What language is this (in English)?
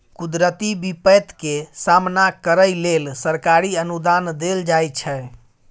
Maithili